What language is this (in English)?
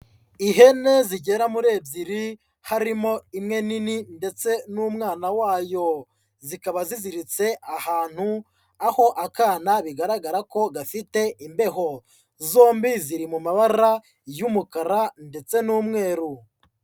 Kinyarwanda